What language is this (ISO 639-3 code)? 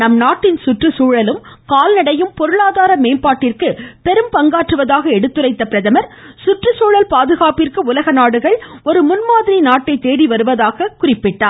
tam